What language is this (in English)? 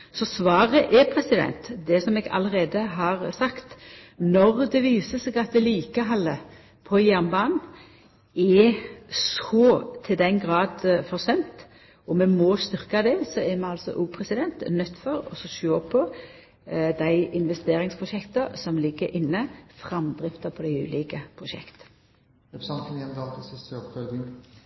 Norwegian Nynorsk